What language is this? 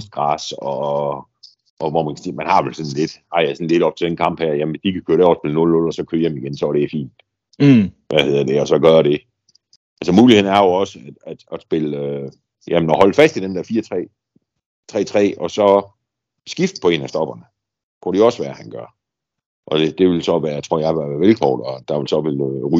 Danish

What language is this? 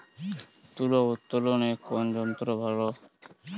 Bangla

